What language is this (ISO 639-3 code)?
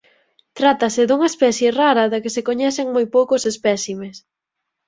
glg